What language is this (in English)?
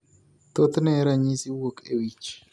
Luo (Kenya and Tanzania)